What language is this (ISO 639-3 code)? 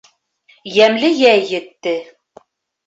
bak